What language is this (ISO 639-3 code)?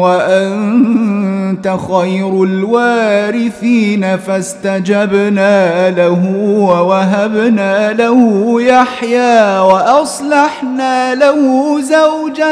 ara